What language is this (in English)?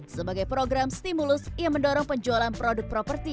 Indonesian